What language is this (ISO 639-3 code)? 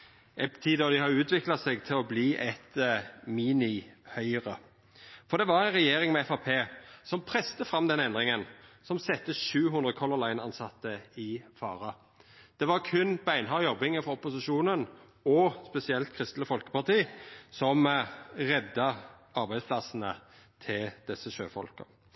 nno